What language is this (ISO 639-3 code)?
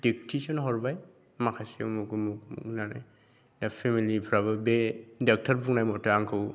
brx